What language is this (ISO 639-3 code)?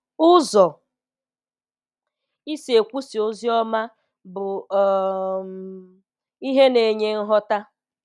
ibo